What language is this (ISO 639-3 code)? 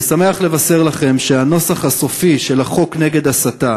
heb